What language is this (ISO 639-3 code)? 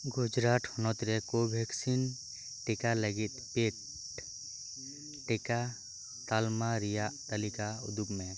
sat